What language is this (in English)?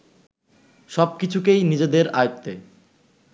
Bangla